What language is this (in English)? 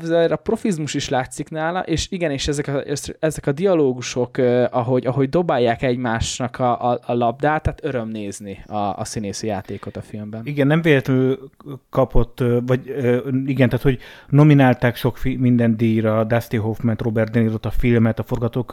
Hungarian